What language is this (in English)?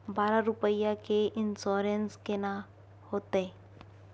Maithili